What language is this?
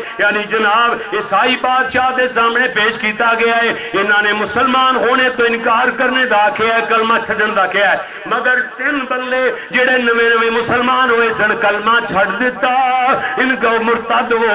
Arabic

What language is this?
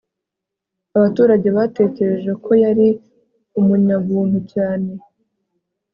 Kinyarwanda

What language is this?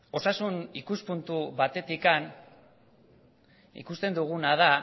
Basque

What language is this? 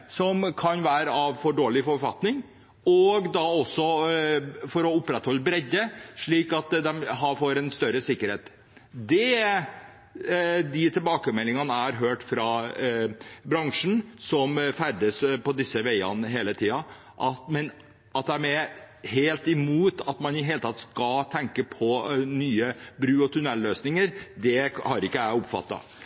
Norwegian Bokmål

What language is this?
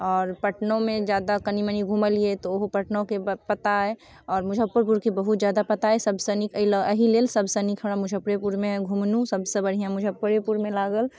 Maithili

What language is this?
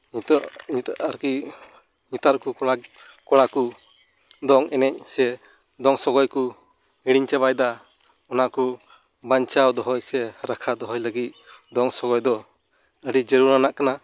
Santali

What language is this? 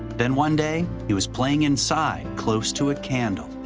English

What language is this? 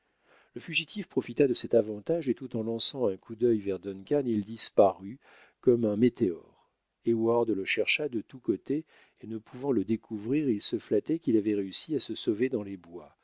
French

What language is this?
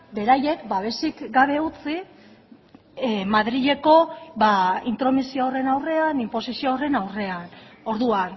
Basque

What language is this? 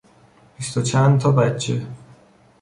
Persian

